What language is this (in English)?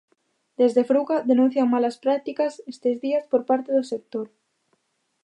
Galician